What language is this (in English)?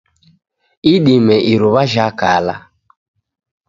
Taita